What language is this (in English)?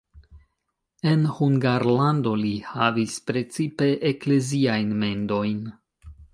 Esperanto